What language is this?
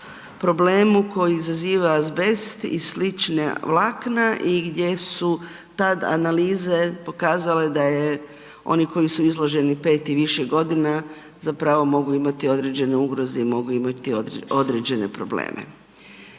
Croatian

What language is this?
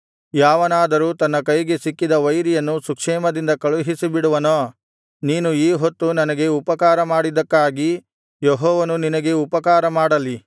Kannada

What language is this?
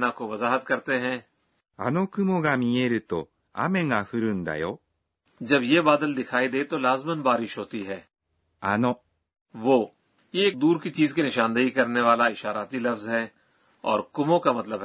Urdu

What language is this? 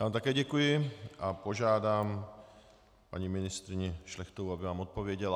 Czech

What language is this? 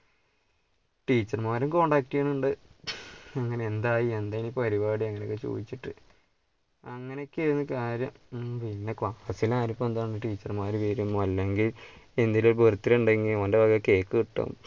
Malayalam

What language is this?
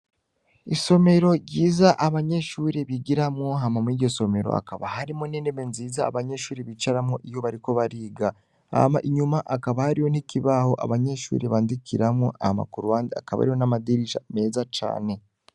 Rundi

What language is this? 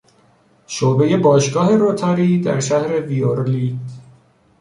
Persian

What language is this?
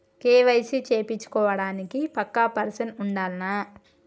Telugu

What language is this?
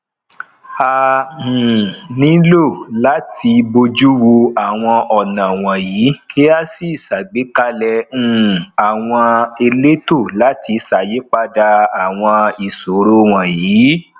Yoruba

